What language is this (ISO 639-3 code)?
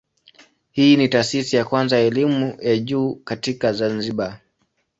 swa